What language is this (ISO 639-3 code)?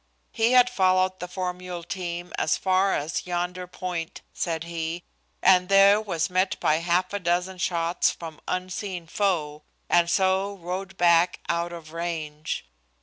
eng